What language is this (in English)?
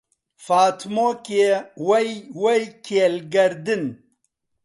Central Kurdish